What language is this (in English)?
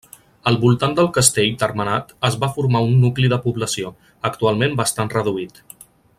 Catalan